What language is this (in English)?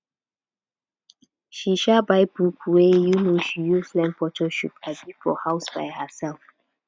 Nigerian Pidgin